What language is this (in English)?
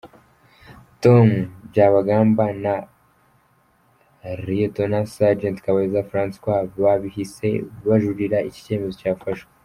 Kinyarwanda